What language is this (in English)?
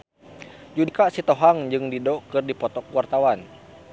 Sundanese